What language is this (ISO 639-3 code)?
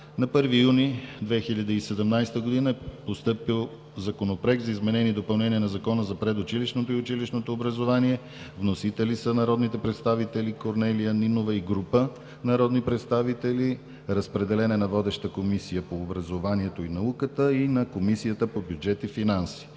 bul